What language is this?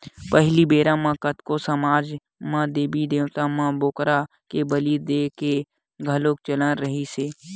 Chhattisgarhi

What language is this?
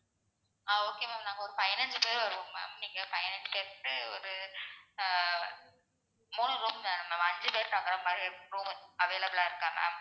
Tamil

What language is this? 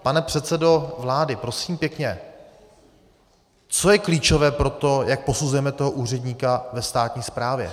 Czech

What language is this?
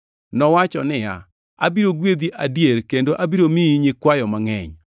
Luo (Kenya and Tanzania)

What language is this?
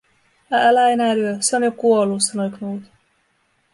Finnish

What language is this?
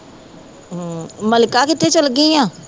Punjabi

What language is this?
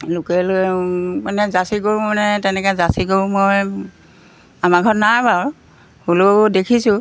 Assamese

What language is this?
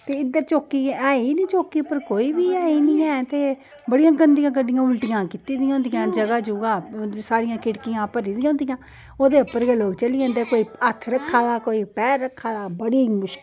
Dogri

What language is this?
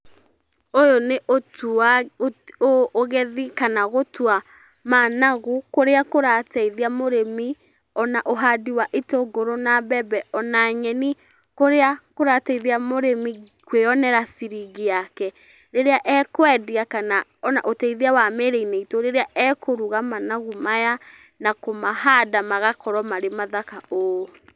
Kikuyu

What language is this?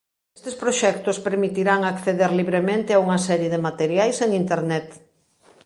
Galician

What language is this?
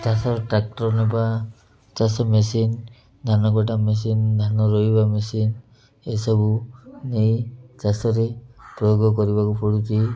Odia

